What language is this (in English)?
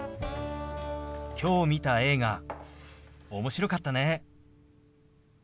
Japanese